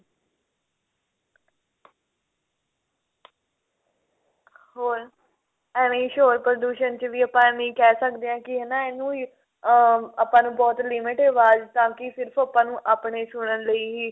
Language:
Punjabi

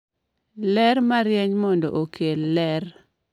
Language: Luo (Kenya and Tanzania)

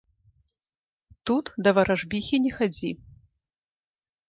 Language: Belarusian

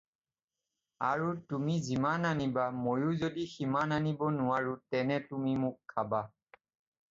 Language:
Assamese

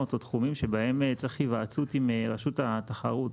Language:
Hebrew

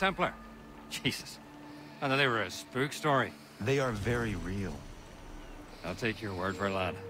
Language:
Polish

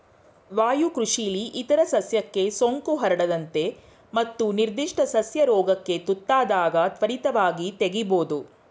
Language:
Kannada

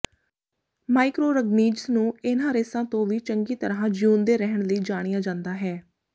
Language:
Punjabi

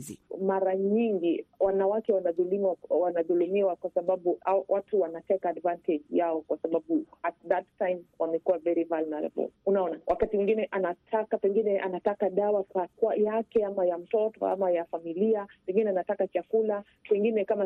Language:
Swahili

